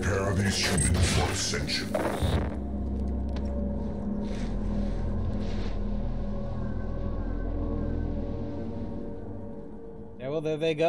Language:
English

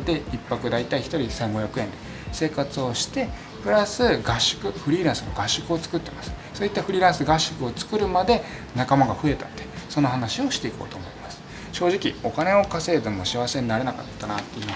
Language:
Japanese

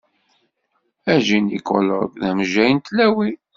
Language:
Kabyle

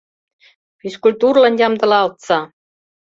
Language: Mari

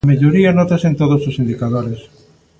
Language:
Galician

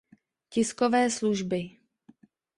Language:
Czech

